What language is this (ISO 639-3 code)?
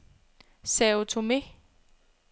dan